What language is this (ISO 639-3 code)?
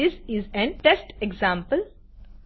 guj